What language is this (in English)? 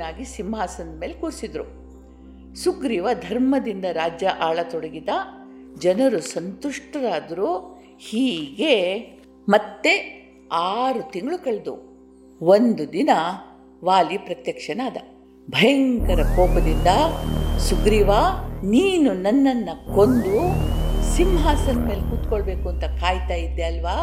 Kannada